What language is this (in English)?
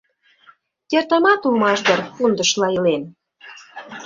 Mari